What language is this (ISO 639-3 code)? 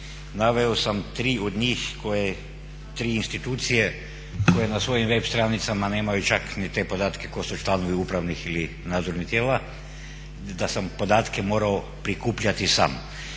hrv